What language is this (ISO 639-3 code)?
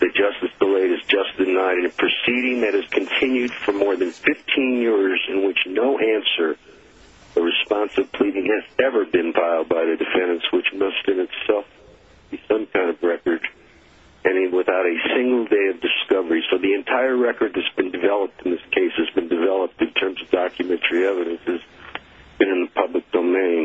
eng